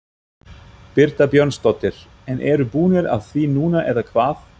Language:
Icelandic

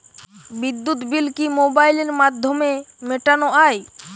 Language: Bangla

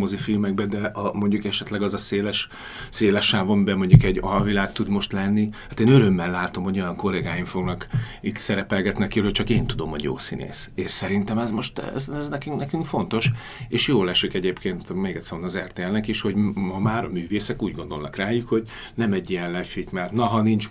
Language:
Hungarian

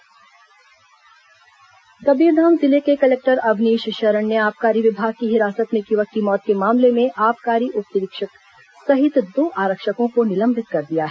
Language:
Hindi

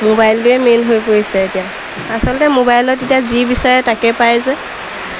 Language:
Assamese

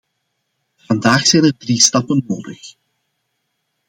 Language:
Dutch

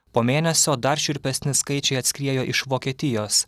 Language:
Lithuanian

